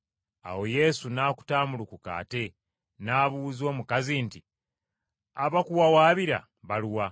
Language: Ganda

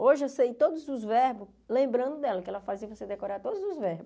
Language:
Portuguese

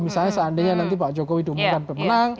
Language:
Indonesian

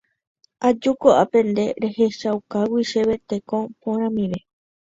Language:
Guarani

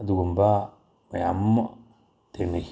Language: Manipuri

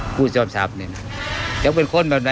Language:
Thai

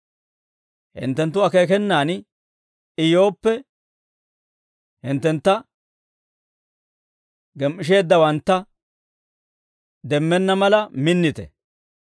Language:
Dawro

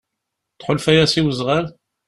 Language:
Kabyle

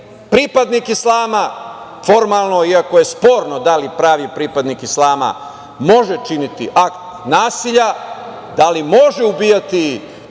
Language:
Serbian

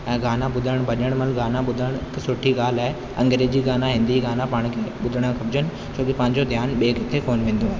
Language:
Sindhi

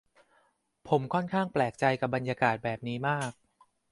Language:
Thai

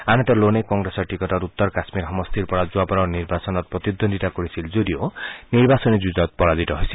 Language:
Assamese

